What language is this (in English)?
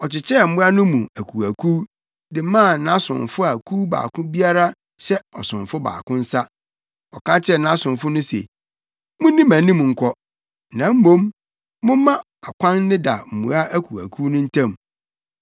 Akan